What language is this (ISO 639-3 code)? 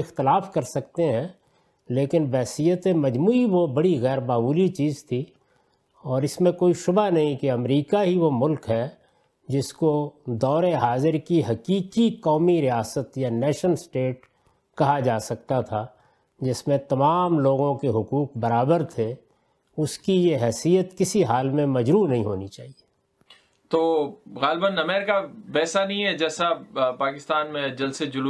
urd